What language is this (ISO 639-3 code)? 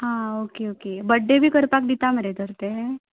kok